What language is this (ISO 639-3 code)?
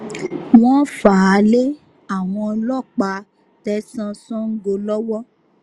yor